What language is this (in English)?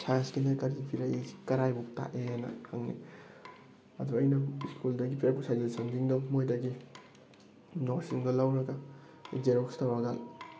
Manipuri